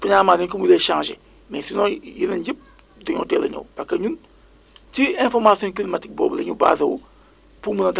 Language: Wolof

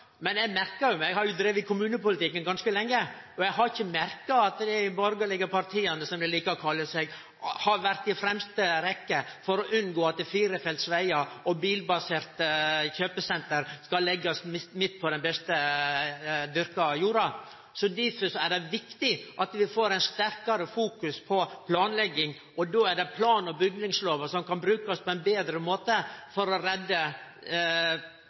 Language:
Norwegian Nynorsk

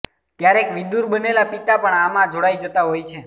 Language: Gujarati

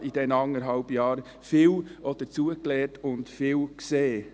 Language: Swiss German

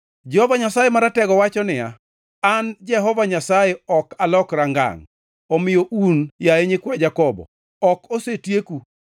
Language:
Luo (Kenya and Tanzania)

